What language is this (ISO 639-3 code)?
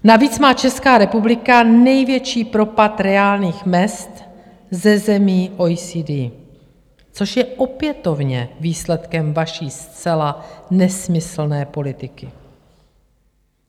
ces